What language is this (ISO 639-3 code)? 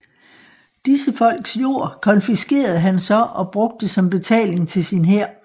dan